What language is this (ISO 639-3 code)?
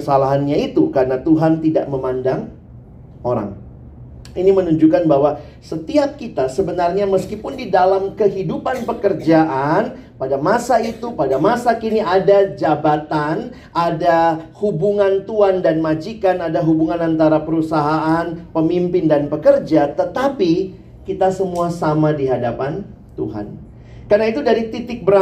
ind